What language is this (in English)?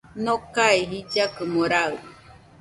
Nüpode Huitoto